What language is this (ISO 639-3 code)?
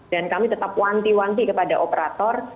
ind